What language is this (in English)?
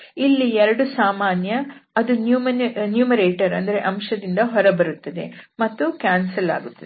Kannada